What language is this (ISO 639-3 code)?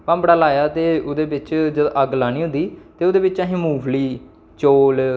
doi